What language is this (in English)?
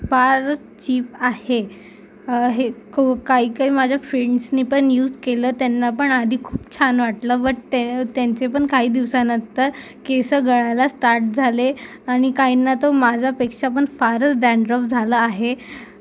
Marathi